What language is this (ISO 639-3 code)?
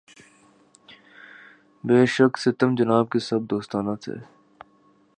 urd